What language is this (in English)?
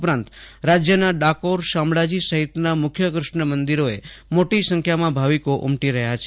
Gujarati